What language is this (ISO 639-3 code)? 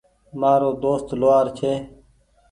gig